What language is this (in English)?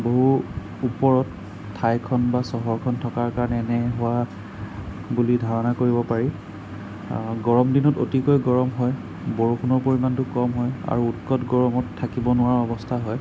Assamese